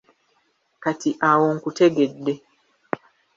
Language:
Ganda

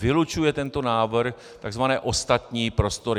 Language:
Czech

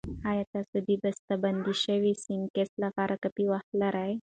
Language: Pashto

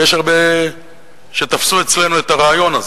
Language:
Hebrew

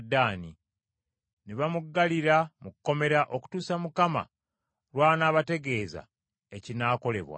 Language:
Ganda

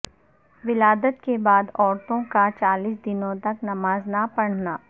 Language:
Urdu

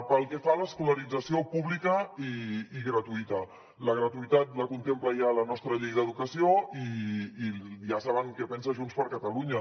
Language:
Catalan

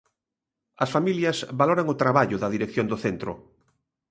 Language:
Galician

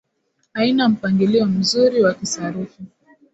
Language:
Swahili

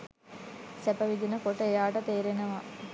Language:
Sinhala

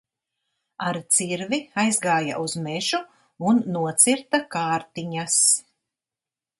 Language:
Latvian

